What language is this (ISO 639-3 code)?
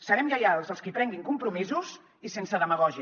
cat